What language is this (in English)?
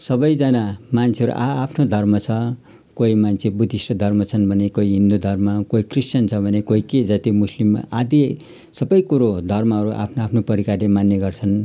Nepali